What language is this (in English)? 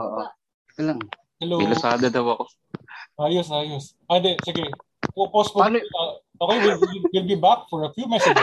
Filipino